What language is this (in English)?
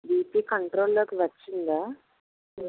Telugu